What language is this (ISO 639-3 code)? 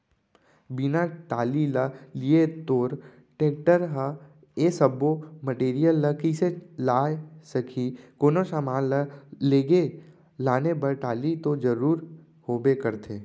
hne